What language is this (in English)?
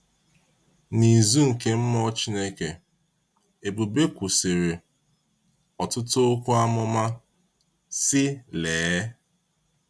Igbo